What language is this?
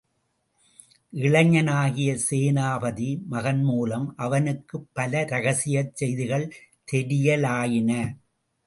Tamil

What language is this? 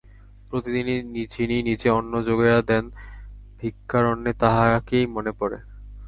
Bangla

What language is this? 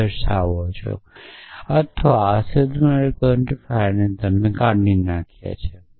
Gujarati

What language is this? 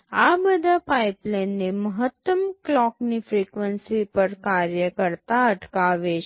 Gujarati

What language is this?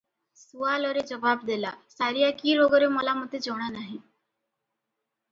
Odia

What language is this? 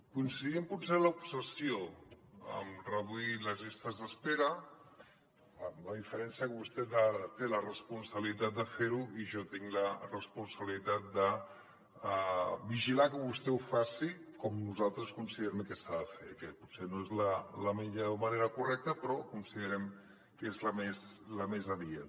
Catalan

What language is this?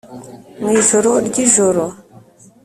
Kinyarwanda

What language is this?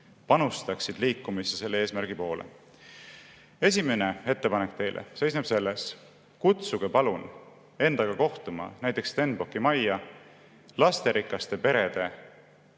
Estonian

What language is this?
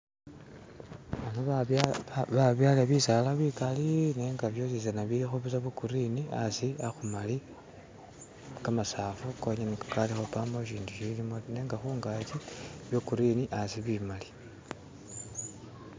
Masaaba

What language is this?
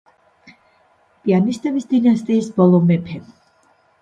Georgian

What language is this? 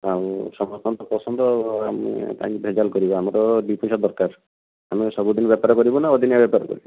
Odia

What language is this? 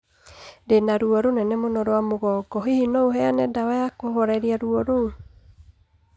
Kikuyu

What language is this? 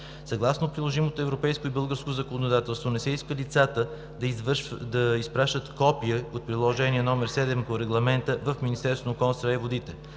Bulgarian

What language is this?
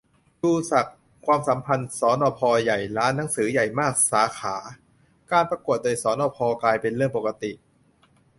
Thai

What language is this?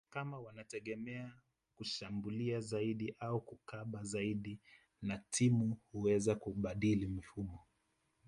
Swahili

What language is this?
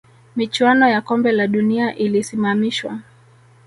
Swahili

